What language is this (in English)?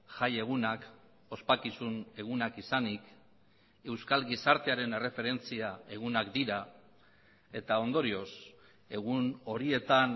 Basque